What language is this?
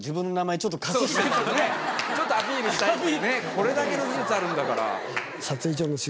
Japanese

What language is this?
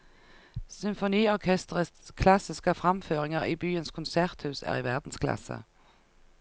Norwegian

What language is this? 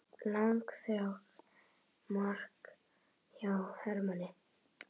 Icelandic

